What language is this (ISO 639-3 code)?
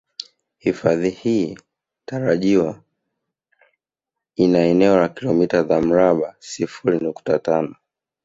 swa